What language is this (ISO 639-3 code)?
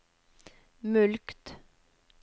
nor